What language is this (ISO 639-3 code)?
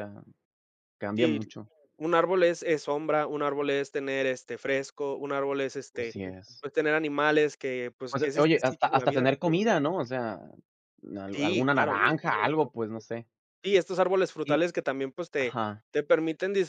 spa